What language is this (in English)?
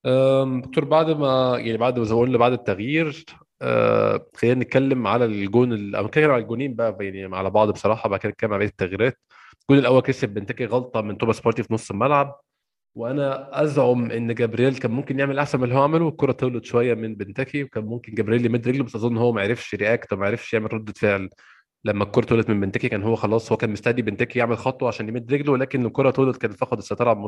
Arabic